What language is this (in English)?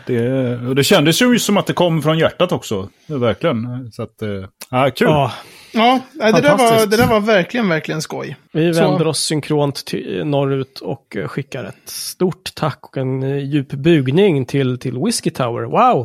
Swedish